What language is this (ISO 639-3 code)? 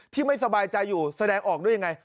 tha